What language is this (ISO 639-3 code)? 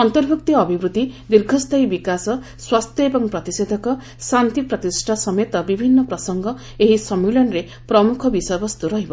ori